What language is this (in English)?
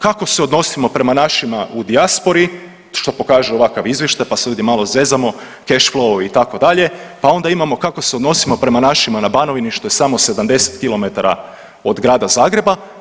Croatian